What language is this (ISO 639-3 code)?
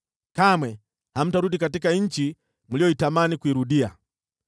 swa